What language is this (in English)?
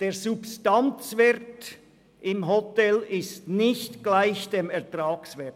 Swiss German